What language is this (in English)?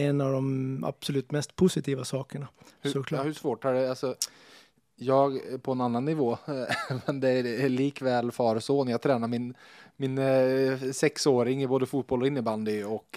Swedish